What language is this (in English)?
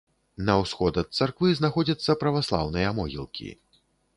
Belarusian